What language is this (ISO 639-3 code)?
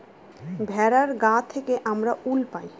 ben